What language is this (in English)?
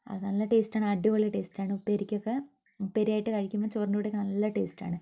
Malayalam